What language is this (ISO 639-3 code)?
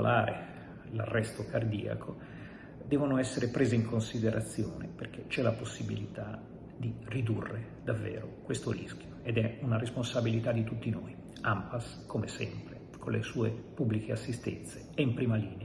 ita